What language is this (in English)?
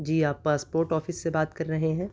Urdu